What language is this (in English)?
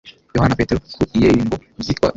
Kinyarwanda